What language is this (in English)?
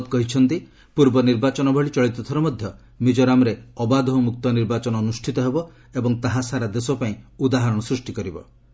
Odia